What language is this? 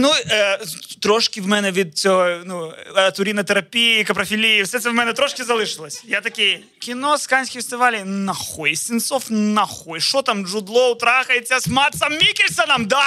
Ukrainian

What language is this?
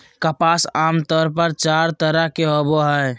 Magahi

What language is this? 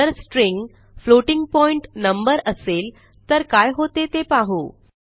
Marathi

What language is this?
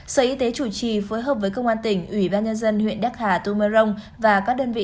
Vietnamese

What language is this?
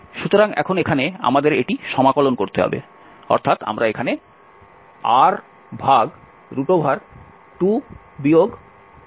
Bangla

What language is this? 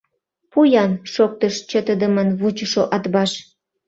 Mari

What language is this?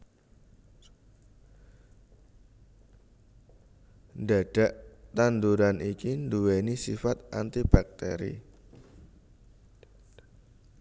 Javanese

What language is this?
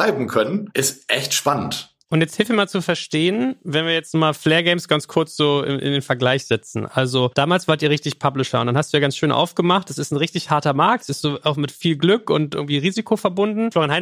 German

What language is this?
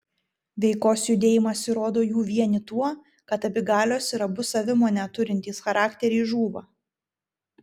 Lithuanian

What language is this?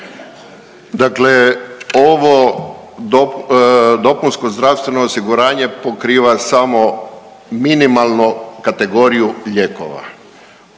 Croatian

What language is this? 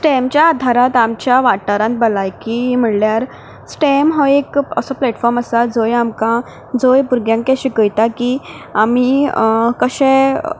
Konkani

